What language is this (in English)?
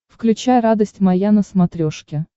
Russian